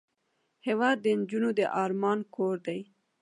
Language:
Pashto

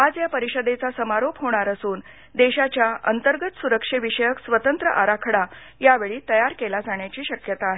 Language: Marathi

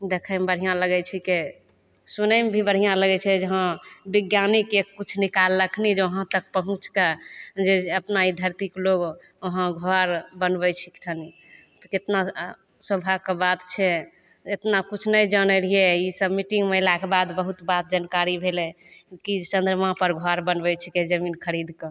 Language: Maithili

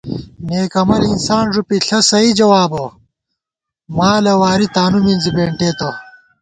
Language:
Gawar-Bati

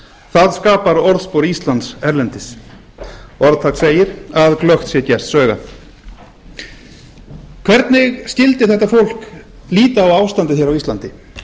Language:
Icelandic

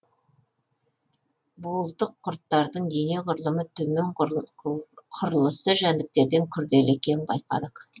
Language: Kazakh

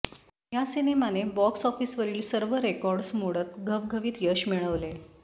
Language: Marathi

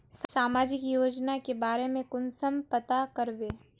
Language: Magahi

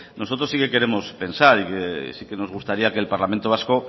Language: Spanish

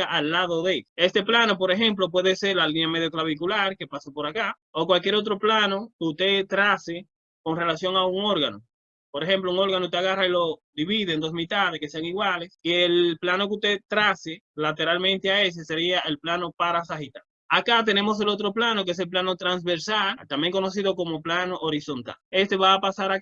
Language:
Spanish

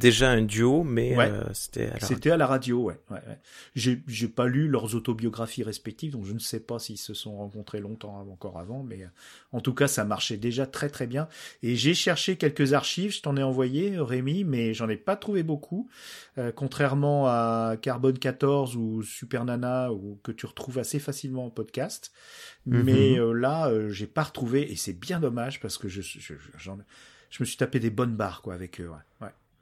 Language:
French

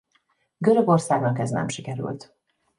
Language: Hungarian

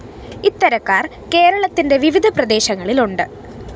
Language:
Malayalam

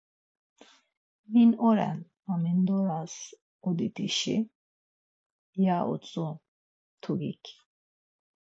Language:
Laz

